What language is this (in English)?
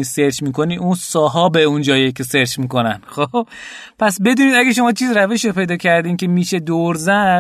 Persian